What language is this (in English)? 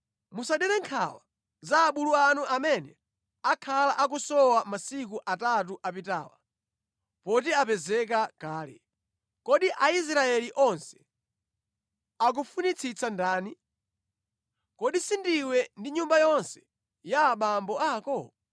Nyanja